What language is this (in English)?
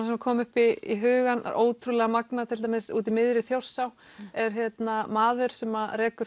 Icelandic